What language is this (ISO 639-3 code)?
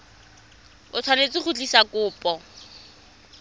tsn